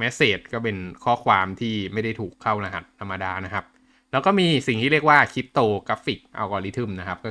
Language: Thai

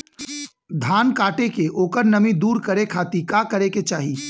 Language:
Bhojpuri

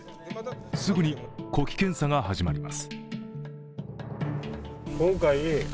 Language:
Japanese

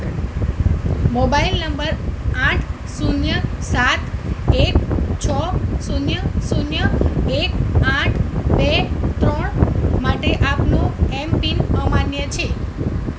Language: Gujarati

